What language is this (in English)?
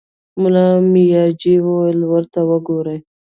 Pashto